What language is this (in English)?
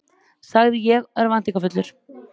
Icelandic